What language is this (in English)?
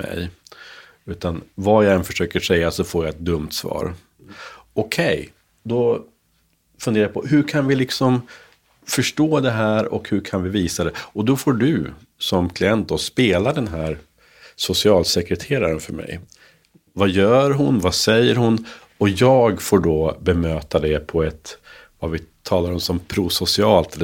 Swedish